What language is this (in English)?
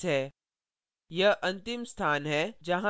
Hindi